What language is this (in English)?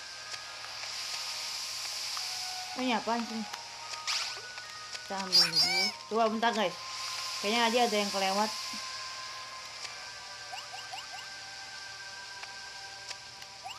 Indonesian